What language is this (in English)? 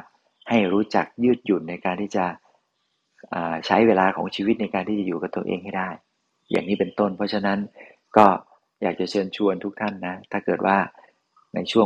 Thai